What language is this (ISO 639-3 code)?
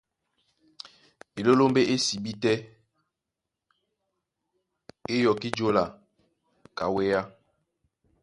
dua